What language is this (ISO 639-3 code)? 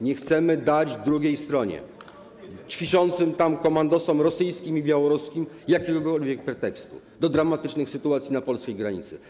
pol